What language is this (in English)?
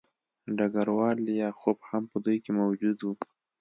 Pashto